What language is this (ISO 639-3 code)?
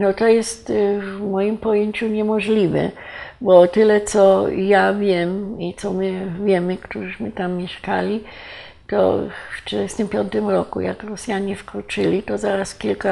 pol